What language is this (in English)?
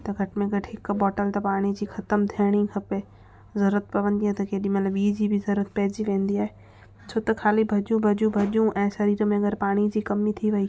Sindhi